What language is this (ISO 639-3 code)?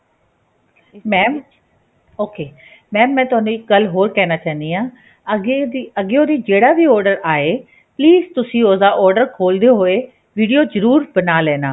pan